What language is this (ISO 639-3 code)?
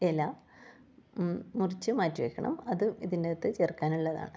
mal